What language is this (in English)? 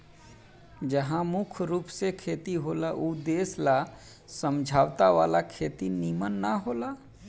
Bhojpuri